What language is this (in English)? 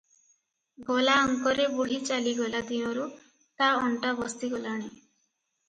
Odia